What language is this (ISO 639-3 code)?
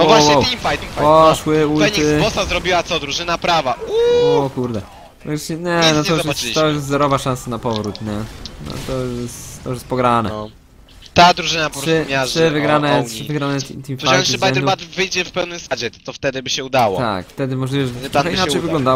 pol